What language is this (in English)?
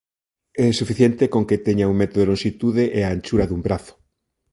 Galician